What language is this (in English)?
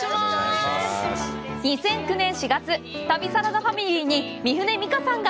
Japanese